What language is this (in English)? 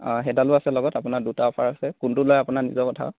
Assamese